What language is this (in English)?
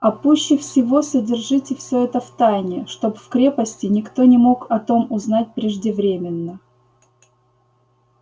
Russian